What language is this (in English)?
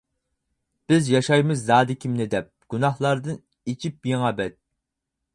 Uyghur